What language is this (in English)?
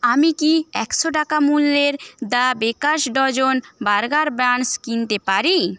Bangla